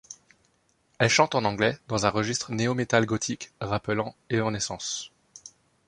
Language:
French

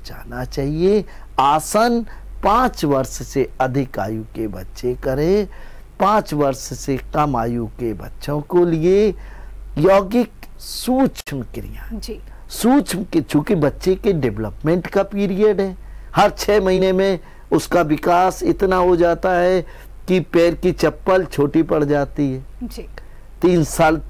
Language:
Hindi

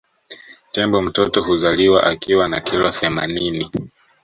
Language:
Swahili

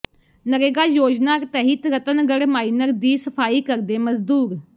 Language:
Punjabi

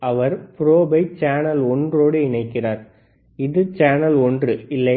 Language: Tamil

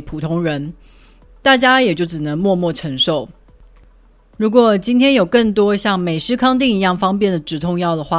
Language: Chinese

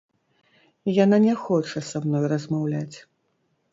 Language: Belarusian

